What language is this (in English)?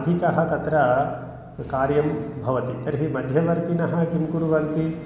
Sanskrit